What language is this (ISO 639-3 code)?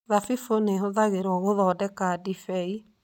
kik